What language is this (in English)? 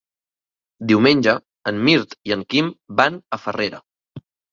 Catalan